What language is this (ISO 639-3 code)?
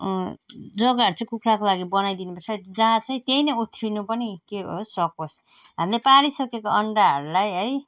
nep